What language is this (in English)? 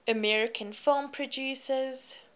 English